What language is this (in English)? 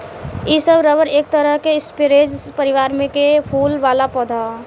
Bhojpuri